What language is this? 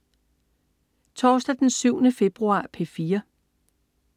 Danish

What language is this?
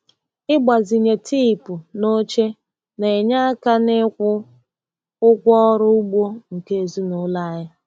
Igbo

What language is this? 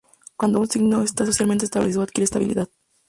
Spanish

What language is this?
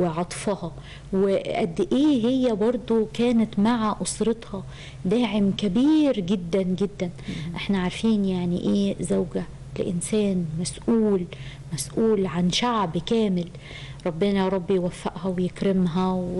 Arabic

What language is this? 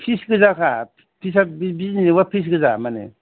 Bodo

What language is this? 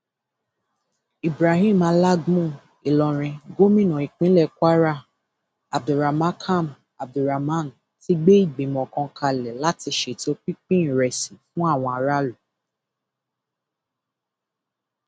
Yoruba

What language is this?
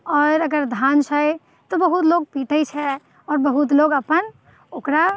Maithili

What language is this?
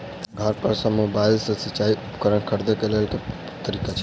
Maithili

